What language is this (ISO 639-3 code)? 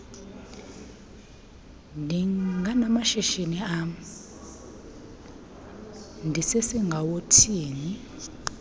xho